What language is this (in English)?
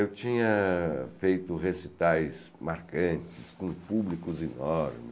Portuguese